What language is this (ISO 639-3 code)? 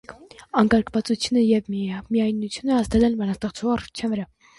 hye